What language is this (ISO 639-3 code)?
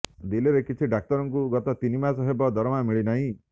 ori